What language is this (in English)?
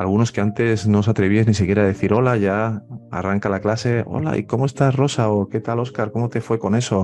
Spanish